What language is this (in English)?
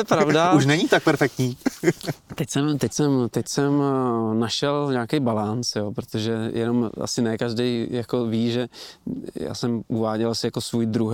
Czech